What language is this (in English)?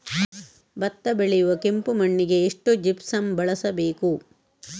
Kannada